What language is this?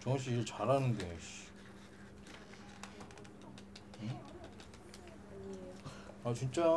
Korean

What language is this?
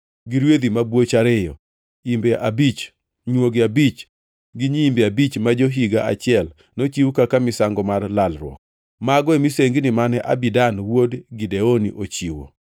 Luo (Kenya and Tanzania)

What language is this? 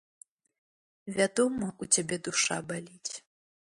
Belarusian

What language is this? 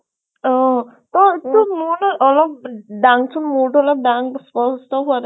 Assamese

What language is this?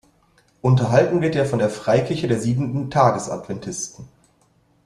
German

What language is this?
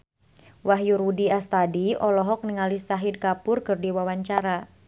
Sundanese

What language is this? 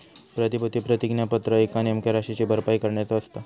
Marathi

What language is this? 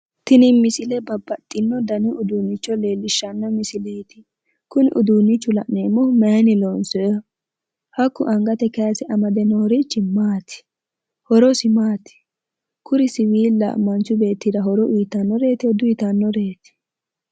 Sidamo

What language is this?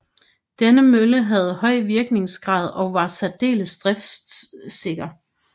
Danish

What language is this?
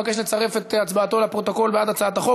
Hebrew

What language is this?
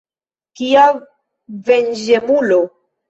Esperanto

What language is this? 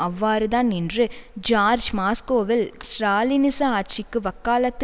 Tamil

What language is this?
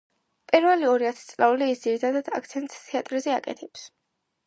Georgian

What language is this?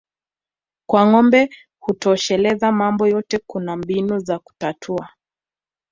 Swahili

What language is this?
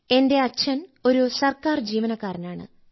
Malayalam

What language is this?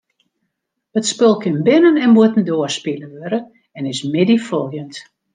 Western Frisian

